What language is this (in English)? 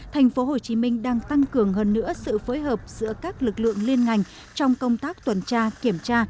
Vietnamese